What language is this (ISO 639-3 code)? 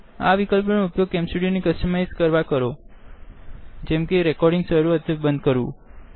guj